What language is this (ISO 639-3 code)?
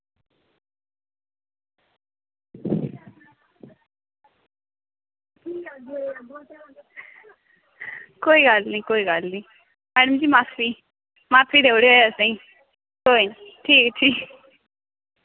doi